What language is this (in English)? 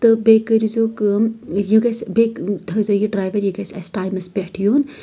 Kashmiri